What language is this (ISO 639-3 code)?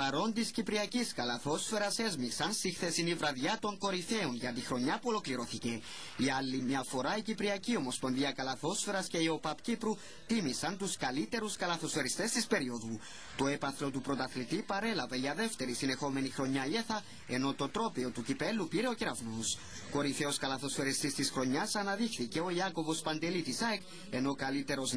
ell